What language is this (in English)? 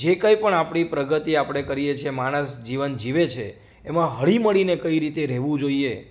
Gujarati